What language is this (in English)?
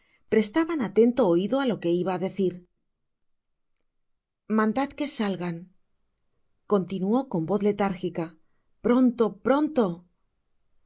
Spanish